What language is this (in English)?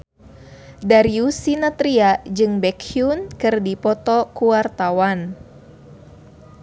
Sundanese